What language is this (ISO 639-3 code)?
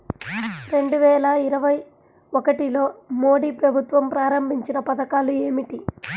tel